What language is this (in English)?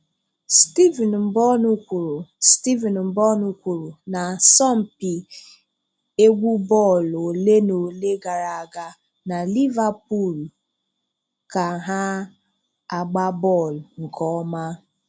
Igbo